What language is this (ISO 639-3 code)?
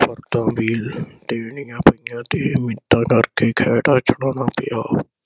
pan